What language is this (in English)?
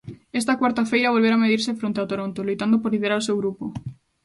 Galician